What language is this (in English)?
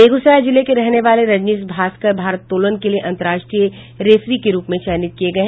Hindi